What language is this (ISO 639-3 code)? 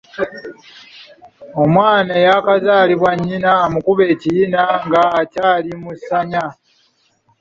lug